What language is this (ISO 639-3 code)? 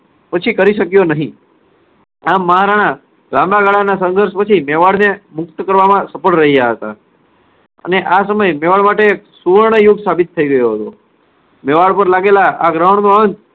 guj